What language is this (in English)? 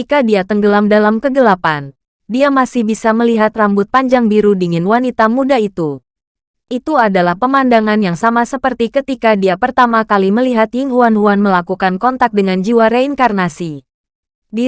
Indonesian